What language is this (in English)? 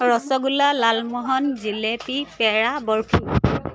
Assamese